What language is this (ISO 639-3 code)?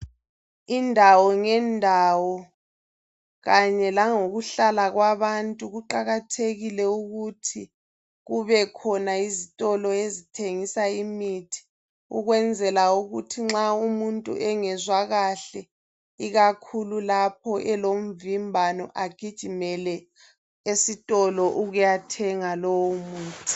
nde